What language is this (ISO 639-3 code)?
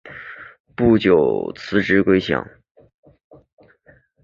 zho